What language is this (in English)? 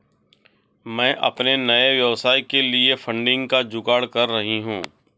Hindi